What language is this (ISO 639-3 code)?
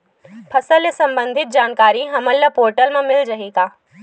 hne